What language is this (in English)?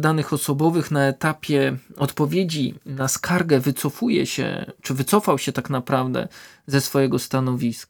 Polish